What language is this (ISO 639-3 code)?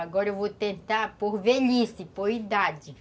por